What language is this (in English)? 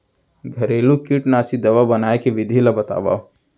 Chhattisgarhi